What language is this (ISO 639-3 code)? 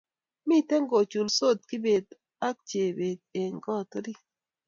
kln